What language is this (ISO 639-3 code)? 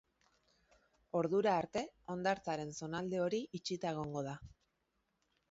eus